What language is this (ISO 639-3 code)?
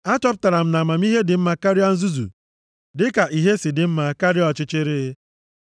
ibo